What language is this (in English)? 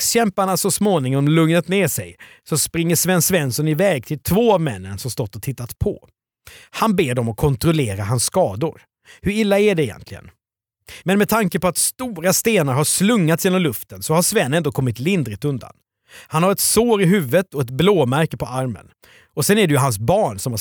Swedish